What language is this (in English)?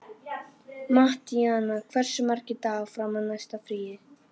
Icelandic